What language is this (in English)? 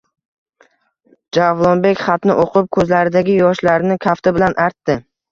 Uzbek